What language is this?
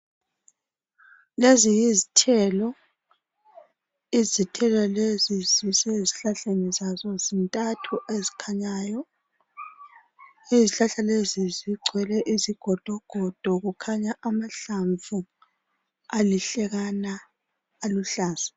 North Ndebele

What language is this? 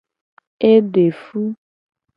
Gen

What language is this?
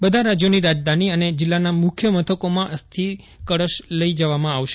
Gujarati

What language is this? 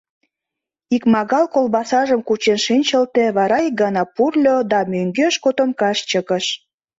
Mari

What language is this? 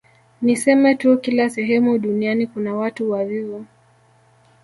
Swahili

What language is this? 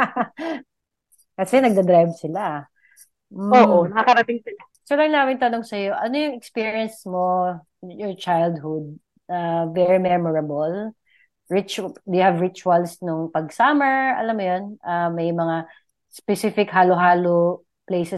Filipino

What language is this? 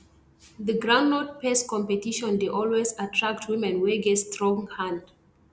Nigerian Pidgin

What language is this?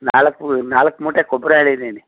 Kannada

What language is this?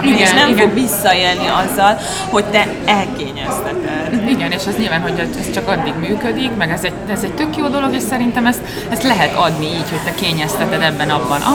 Hungarian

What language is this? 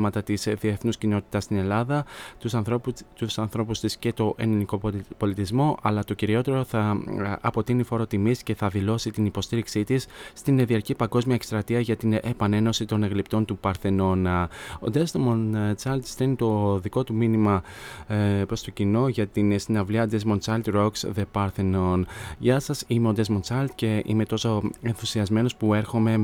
Greek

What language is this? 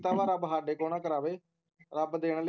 Punjabi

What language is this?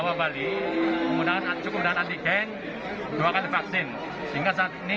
Indonesian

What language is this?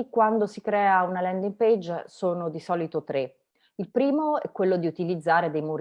Italian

